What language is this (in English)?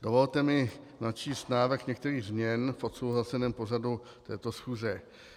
Czech